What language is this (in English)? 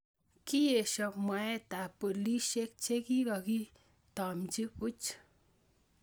Kalenjin